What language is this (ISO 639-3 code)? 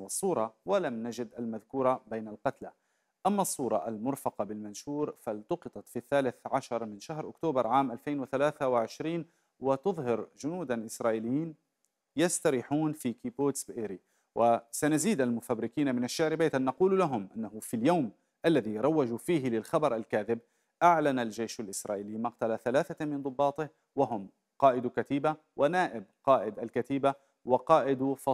ara